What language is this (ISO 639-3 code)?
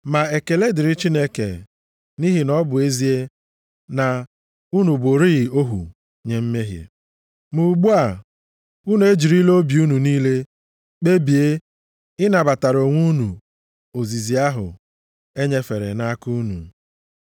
ibo